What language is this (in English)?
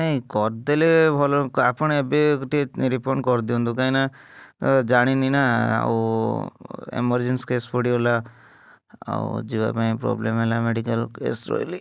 Odia